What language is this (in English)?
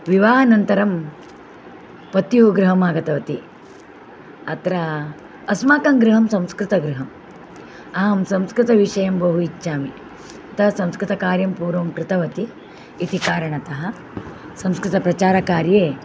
Sanskrit